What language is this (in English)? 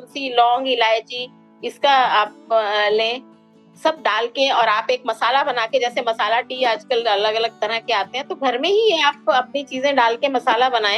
Hindi